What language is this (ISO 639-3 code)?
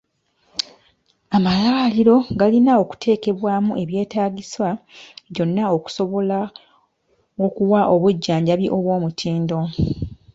lug